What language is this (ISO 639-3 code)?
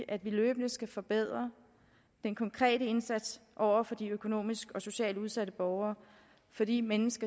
dan